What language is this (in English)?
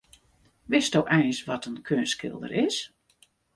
Western Frisian